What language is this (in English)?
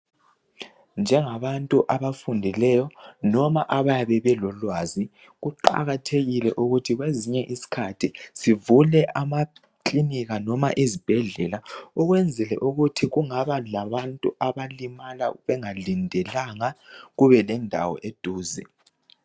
North Ndebele